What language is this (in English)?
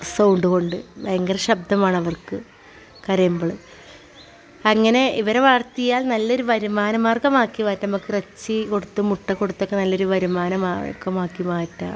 Malayalam